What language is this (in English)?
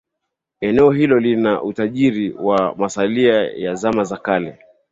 Swahili